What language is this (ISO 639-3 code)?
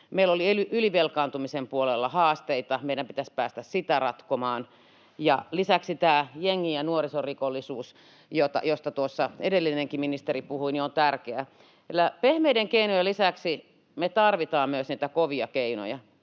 fin